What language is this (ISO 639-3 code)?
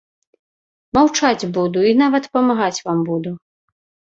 bel